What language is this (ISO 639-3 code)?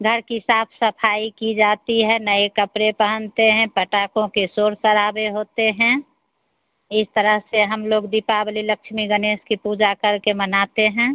hin